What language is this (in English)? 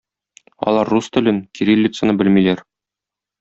Tatar